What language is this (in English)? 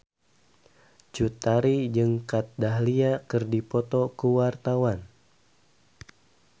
Sundanese